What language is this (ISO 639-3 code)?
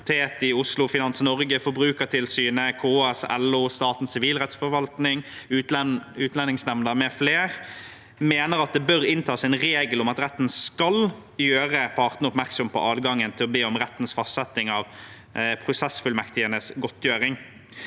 nor